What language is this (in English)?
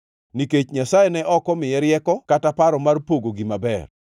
Luo (Kenya and Tanzania)